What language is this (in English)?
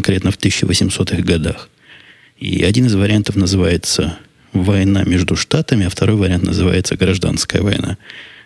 Russian